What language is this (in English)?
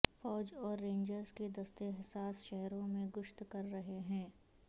Urdu